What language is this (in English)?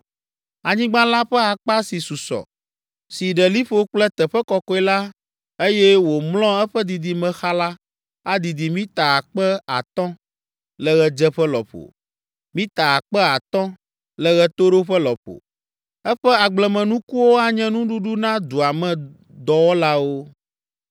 Ewe